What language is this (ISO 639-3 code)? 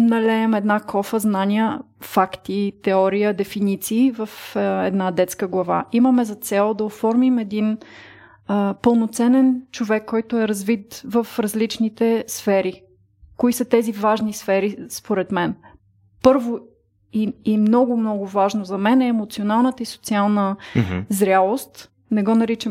bul